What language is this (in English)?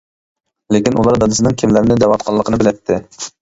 Uyghur